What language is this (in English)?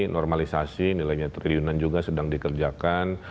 Indonesian